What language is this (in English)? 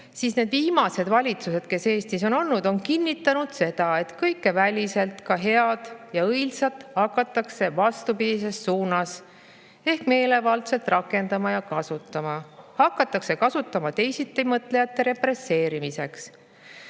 Estonian